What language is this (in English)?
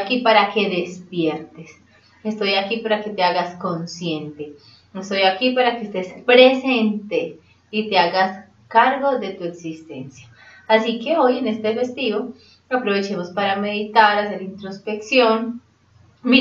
Spanish